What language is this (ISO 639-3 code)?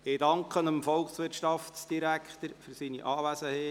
gsw